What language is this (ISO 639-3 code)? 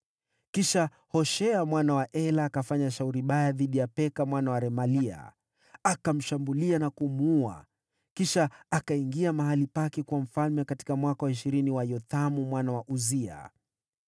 swa